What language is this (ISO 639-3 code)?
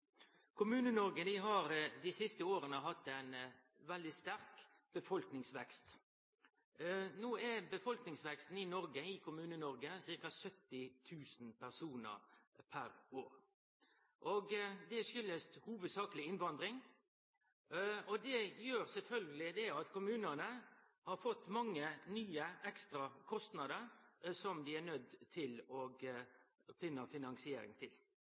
nno